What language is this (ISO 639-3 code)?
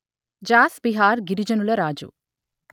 tel